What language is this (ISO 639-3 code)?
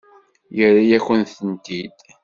kab